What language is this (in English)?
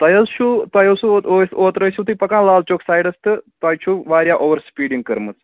Kashmiri